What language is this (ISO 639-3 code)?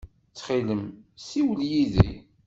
kab